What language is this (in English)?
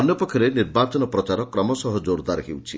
Odia